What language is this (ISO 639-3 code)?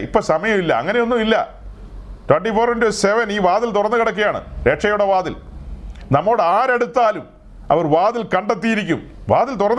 mal